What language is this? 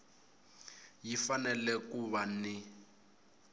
Tsonga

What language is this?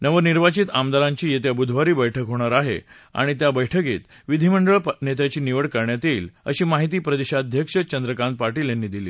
Marathi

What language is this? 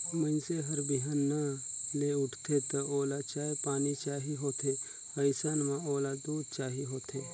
Chhattisgarhi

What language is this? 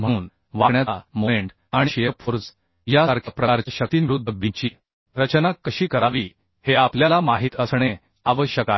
Marathi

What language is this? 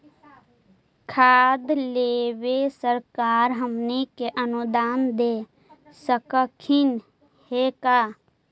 Magahi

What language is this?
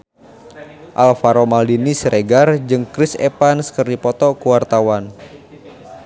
Sundanese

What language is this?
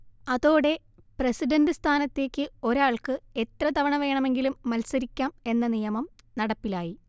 Malayalam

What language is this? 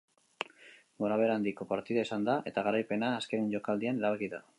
Basque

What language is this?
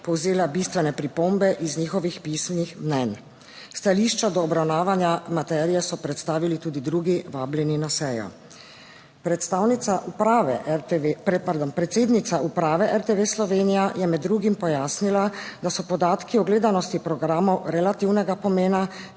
Slovenian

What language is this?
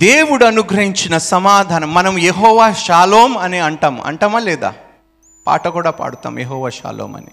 Telugu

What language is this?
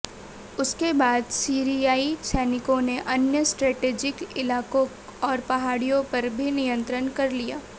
Hindi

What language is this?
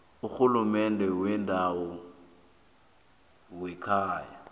South Ndebele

